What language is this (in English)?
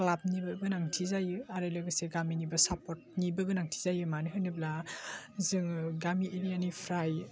Bodo